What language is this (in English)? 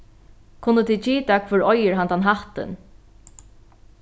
Faroese